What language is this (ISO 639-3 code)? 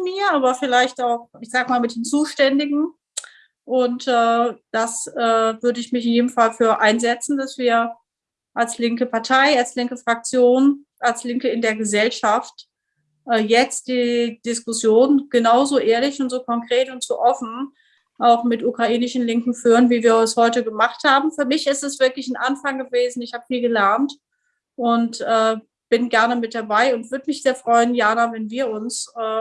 deu